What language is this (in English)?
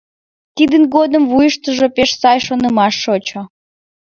Mari